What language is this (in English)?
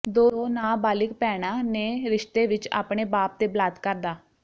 Punjabi